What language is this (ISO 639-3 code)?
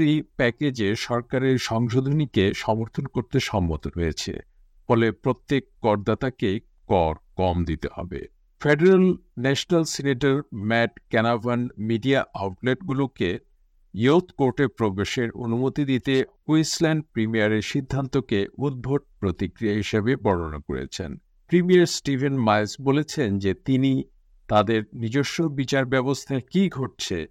ben